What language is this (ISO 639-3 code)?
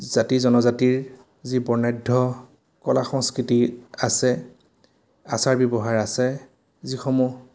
asm